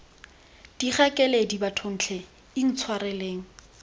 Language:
Tswana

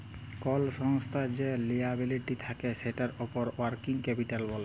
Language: Bangla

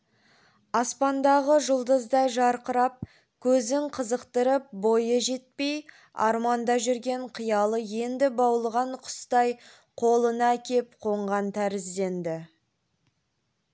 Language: Kazakh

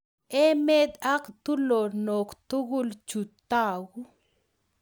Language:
Kalenjin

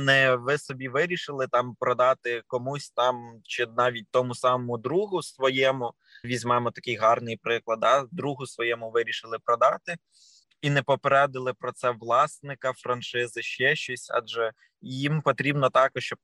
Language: Ukrainian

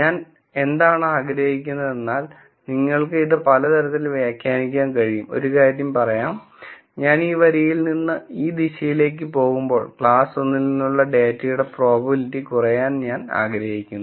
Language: Malayalam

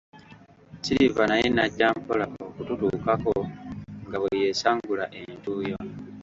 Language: Ganda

